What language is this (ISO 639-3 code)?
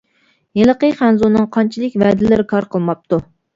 uig